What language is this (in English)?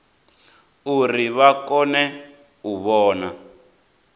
Venda